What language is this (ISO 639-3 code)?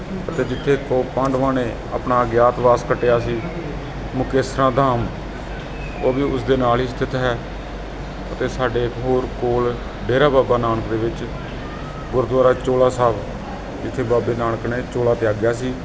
pan